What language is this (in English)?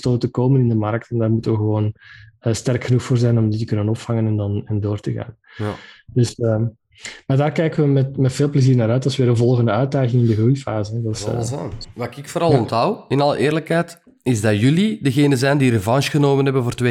Dutch